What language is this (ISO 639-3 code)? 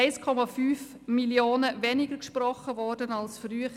gsw